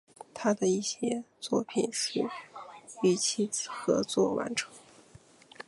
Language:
Chinese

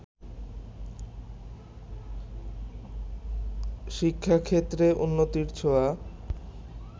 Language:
Bangla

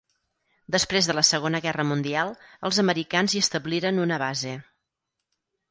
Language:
Catalan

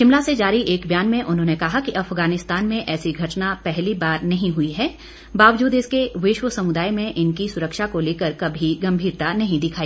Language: Hindi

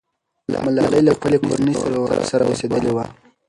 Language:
Pashto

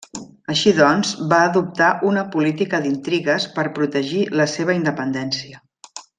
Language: Catalan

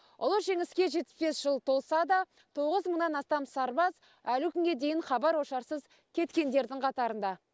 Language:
Kazakh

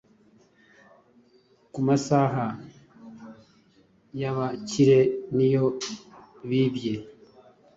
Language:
Kinyarwanda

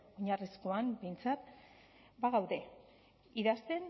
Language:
Basque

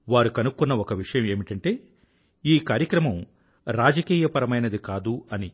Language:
Telugu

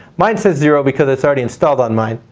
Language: English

